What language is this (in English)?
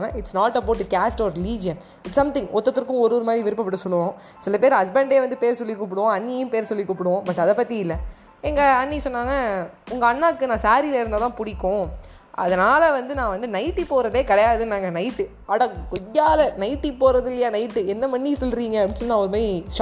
Tamil